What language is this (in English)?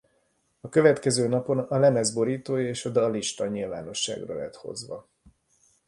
Hungarian